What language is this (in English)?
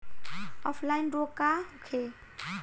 Bhojpuri